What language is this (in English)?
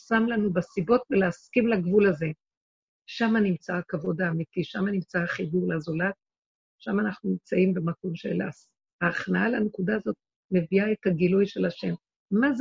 Hebrew